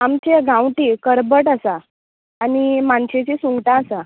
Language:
Konkani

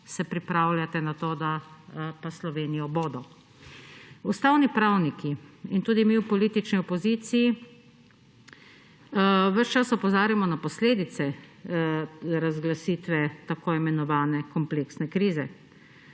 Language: Slovenian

